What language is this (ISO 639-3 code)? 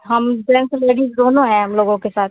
hin